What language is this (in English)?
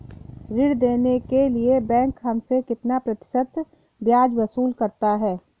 Hindi